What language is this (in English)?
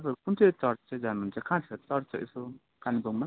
Nepali